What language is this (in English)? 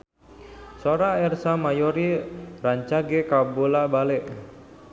Sundanese